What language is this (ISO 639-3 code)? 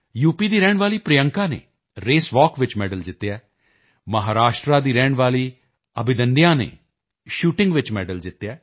pan